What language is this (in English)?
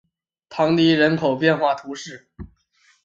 Chinese